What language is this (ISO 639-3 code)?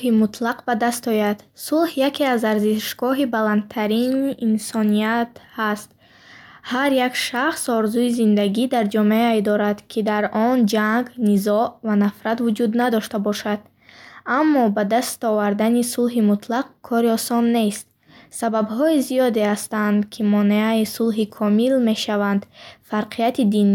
bhh